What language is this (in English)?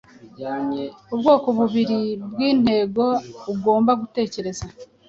Kinyarwanda